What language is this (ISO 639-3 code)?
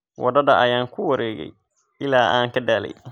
som